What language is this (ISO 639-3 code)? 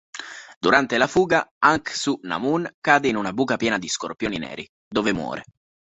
ita